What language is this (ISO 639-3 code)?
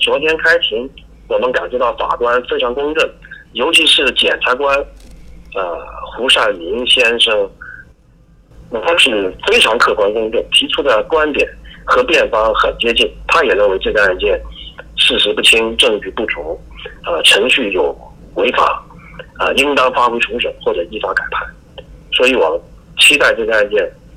zho